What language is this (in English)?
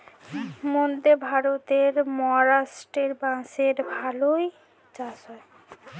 Bangla